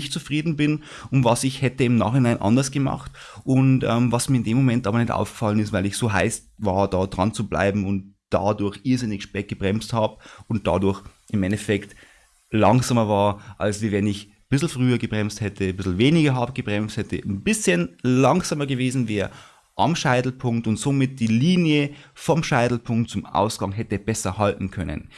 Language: German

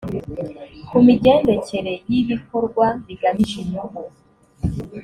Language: Kinyarwanda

